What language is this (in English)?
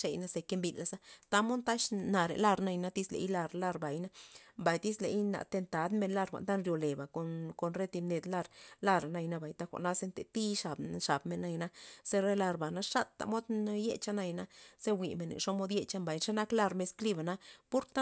Loxicha Zapotec